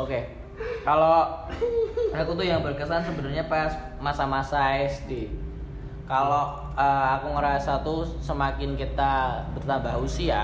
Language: Indonesian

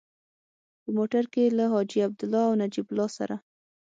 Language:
Pashto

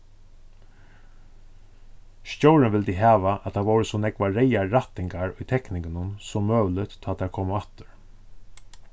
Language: Faroese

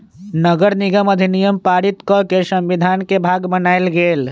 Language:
Magahi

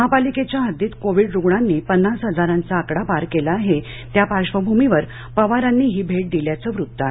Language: Marathi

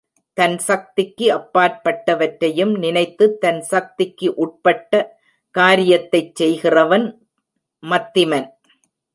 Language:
Tamil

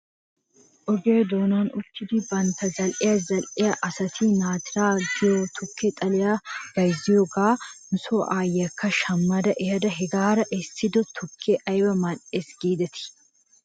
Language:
Wolaytta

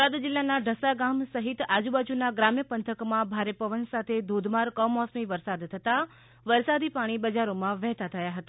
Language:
Gujarati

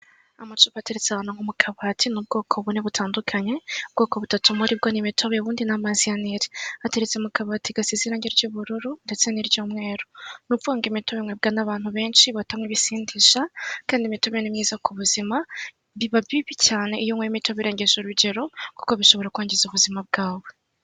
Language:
Kinyarwanda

